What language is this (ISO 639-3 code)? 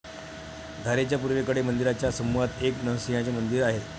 mar